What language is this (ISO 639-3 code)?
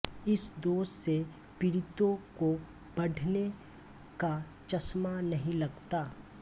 hin